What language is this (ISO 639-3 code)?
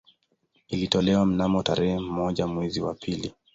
swa